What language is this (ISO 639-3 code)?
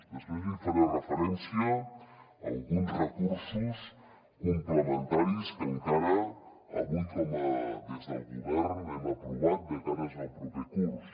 cat